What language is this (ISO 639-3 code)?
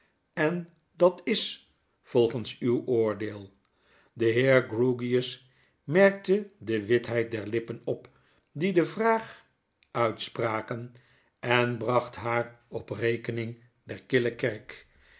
nld